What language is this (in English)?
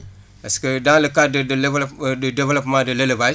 Wolof